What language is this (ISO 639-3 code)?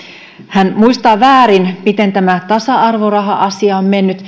fin